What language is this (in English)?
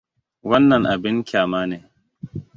Hausa